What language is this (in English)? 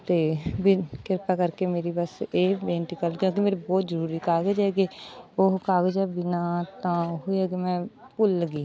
Punjabi